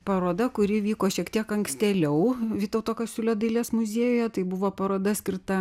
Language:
Lithuanian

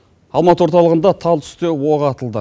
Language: Kazakh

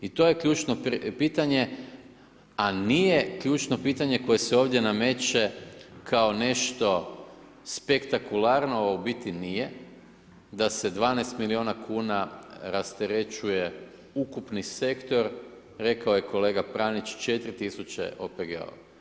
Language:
Croatian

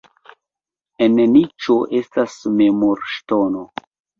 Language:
Esperanto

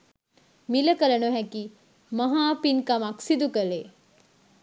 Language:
Sinhala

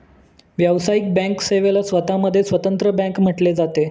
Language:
Marathi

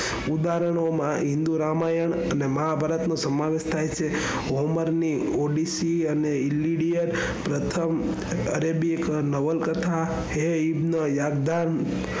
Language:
Gujarati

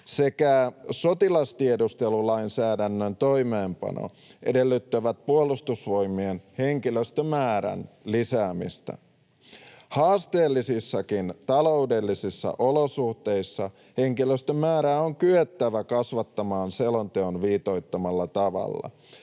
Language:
Finnish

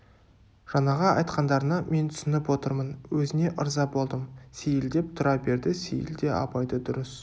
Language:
Kazakh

